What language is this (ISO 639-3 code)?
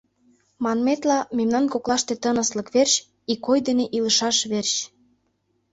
chm